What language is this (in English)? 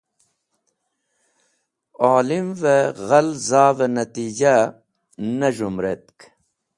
Wakhi